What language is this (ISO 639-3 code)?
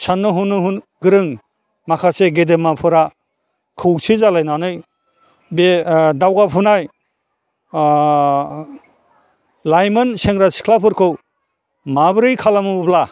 brx